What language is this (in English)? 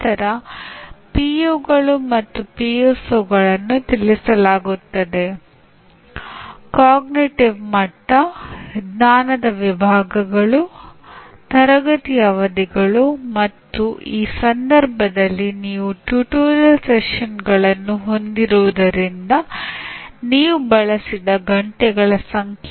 Kannada